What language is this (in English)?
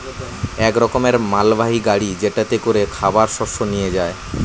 Bangla